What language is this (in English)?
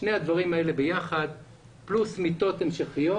Hebrew